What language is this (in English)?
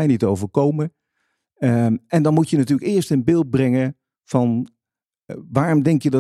Dutch